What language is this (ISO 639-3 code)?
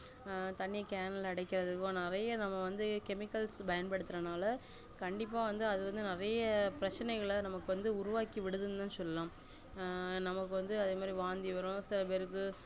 tam